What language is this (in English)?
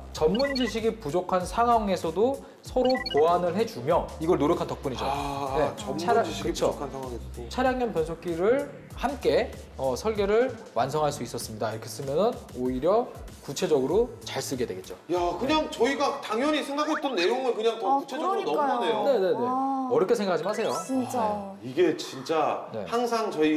Korean